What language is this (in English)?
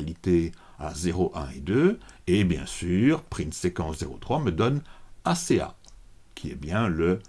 French